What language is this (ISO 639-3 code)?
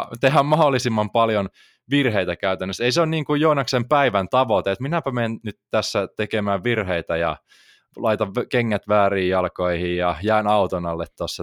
fin